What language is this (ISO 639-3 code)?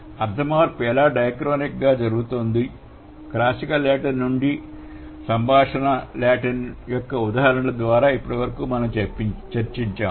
tel